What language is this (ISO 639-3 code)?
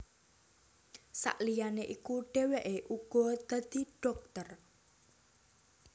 jav